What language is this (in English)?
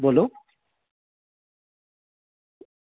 Dogri